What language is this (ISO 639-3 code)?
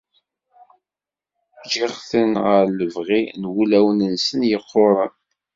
kab